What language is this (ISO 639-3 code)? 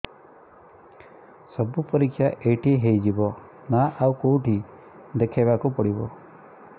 ori